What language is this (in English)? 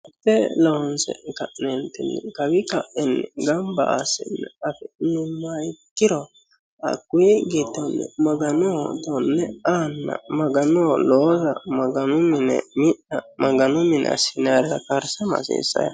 Sidamo